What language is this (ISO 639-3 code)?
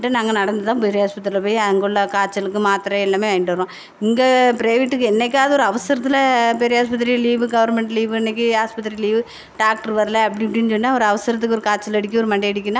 tam